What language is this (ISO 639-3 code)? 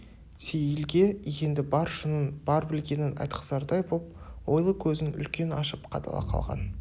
kaz